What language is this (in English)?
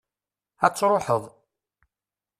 Kabyle